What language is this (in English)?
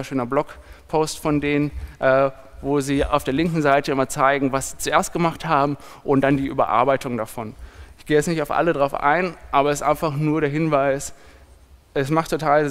German